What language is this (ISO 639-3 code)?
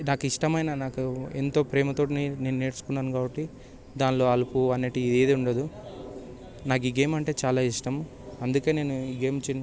tel